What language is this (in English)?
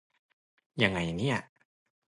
Thai